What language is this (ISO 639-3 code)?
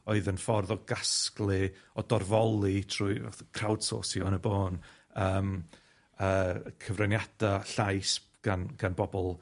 cym